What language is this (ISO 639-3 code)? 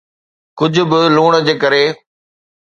snd